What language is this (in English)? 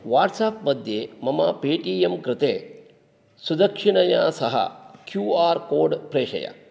Sanskrit